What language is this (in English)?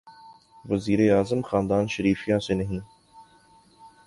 Urdu